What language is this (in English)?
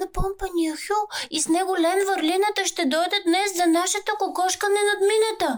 Bulgarian